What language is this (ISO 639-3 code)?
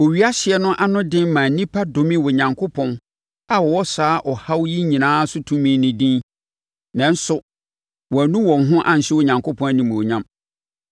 aka